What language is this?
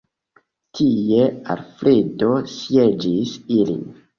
Esperanto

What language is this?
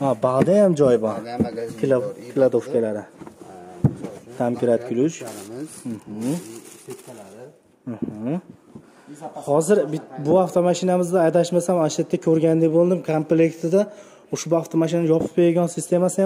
Turkish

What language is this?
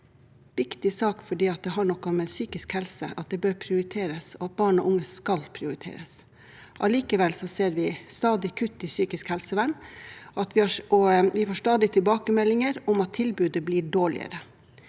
Norwegian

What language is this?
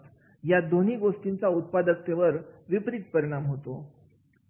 Marathi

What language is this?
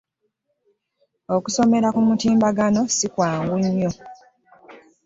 Ganda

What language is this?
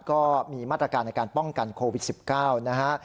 Thai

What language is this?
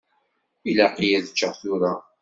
Kabyle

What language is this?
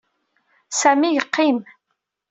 Kabyle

